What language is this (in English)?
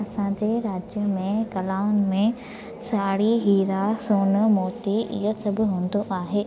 Sindhi